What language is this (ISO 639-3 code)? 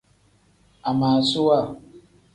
kdh